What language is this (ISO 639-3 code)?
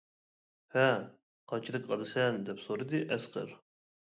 uig